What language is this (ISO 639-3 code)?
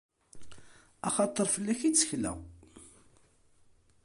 kab